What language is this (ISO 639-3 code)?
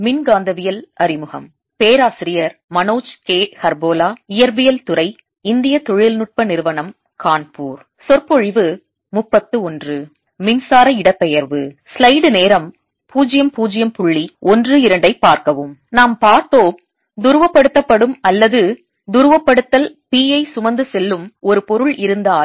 tam